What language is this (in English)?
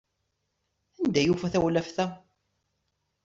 Kabyle